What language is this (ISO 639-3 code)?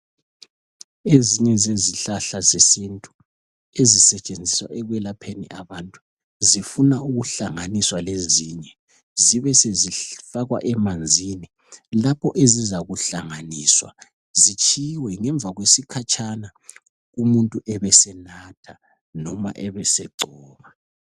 nde